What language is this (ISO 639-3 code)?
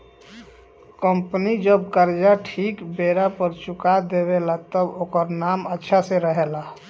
bho